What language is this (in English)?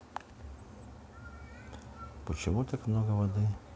Russian